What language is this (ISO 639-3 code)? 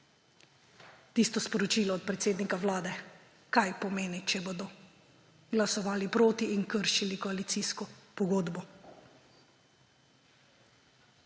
slv